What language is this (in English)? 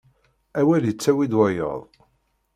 Kabyle